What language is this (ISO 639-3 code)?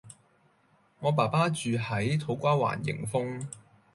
yue